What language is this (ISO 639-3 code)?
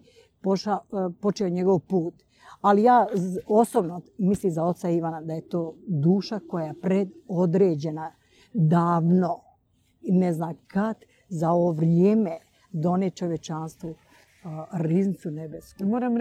hrv